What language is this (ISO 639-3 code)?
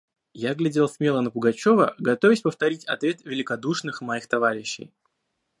rus